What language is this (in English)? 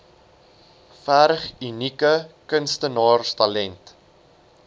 Afrikaans